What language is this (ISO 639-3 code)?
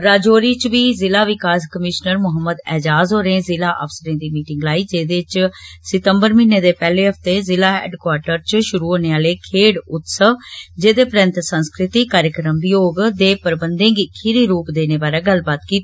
doi